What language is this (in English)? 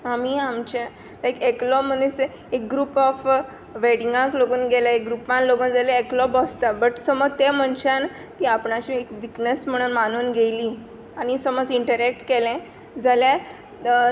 Konkani